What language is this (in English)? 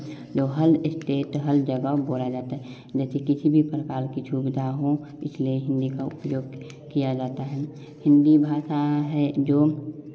Hindi